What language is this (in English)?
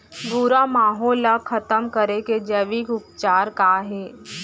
Chhattisgarhi